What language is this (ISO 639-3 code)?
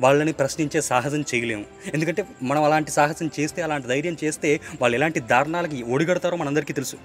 tel